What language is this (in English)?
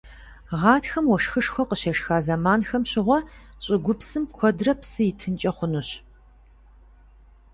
Kabardian